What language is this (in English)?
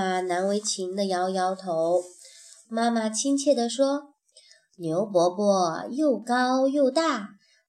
Chinese